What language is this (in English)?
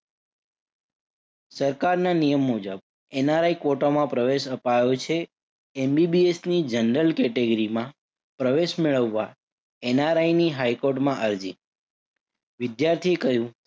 Gujarati